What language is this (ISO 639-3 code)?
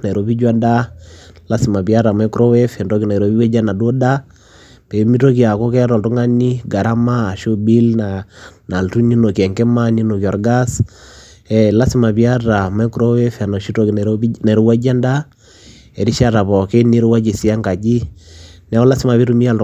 mas